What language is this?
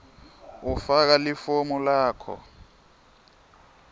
Swati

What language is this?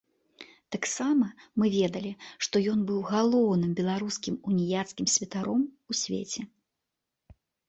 Belarusian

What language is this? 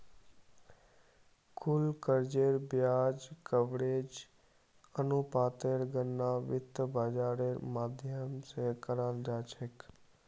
Magahi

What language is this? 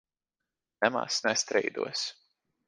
Latvian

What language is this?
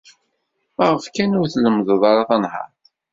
Kabyle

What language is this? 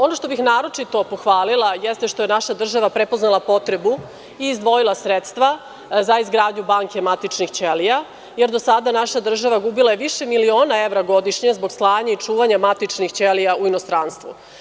Serbian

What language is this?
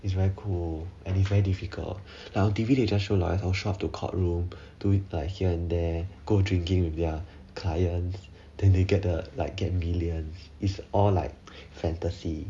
English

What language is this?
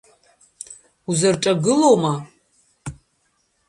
Abkhazian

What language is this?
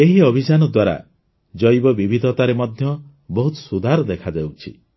Odia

